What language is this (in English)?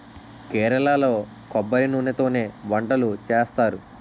Telugu